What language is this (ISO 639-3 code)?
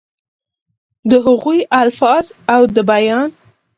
pus